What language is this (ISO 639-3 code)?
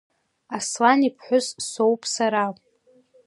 abk